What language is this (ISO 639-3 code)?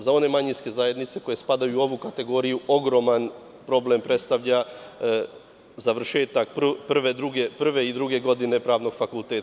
srp